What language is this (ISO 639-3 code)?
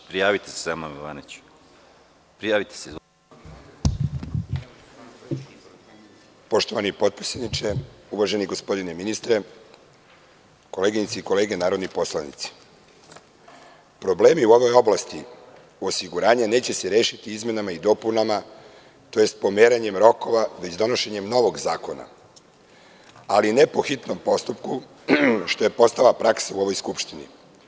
srp